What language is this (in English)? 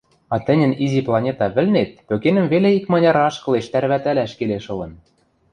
Western Mari